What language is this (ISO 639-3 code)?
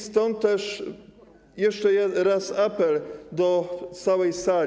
pol